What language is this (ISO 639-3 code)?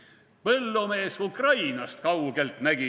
est